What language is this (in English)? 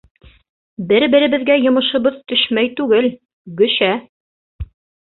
Bashkir